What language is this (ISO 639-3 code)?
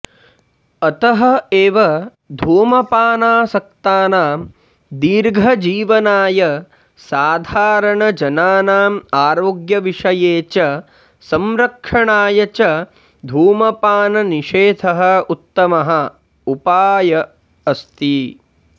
san